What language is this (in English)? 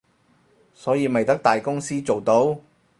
Cantonese